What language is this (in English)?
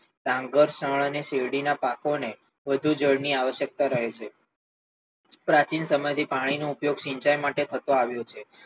Gujarati